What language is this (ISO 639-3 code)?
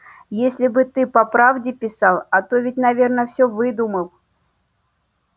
rus